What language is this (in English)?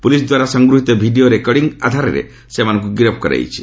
Odia